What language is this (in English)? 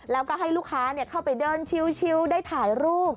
Thai